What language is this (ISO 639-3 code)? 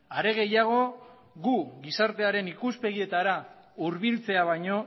eus